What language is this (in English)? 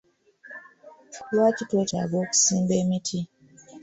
Ganda